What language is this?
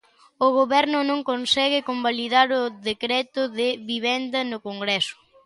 Galician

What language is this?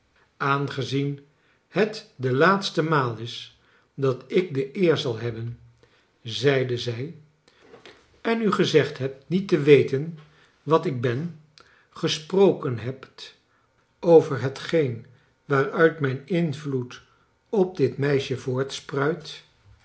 Dutch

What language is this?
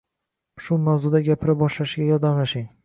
Uzbek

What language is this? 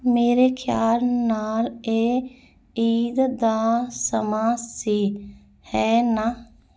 Punjabi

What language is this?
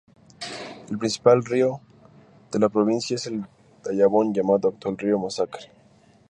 Spanish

